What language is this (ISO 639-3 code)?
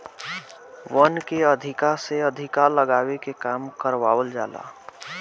bho